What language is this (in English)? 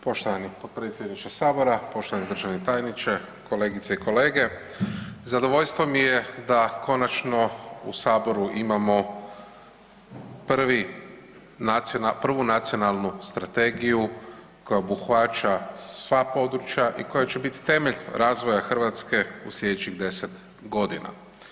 Croatian